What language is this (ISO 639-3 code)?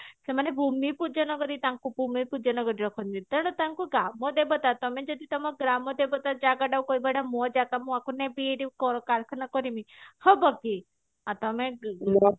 ori